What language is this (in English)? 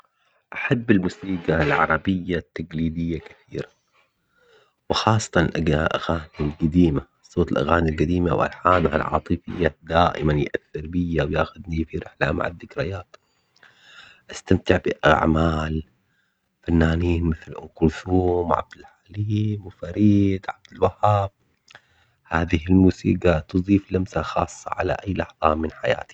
Omani Arabic